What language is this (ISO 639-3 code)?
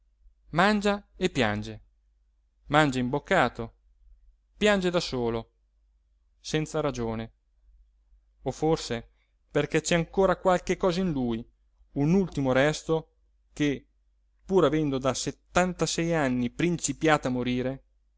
ita